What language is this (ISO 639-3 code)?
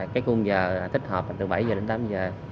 vie